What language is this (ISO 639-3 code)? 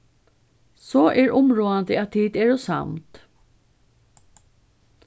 fao